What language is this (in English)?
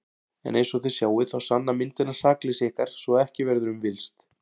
Icelandic